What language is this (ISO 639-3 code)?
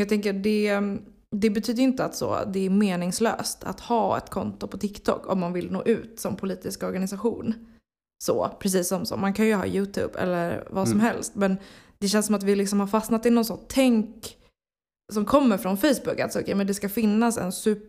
swe